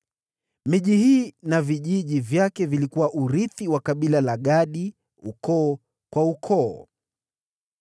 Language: Swahili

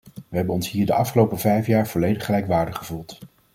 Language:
Dutch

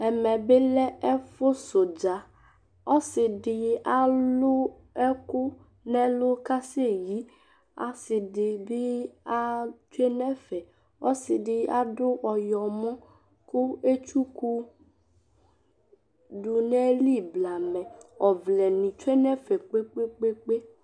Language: Ikposo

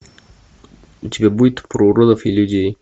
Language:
Russian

